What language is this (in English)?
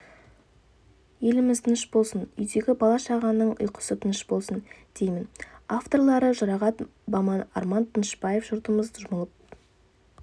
Kazakh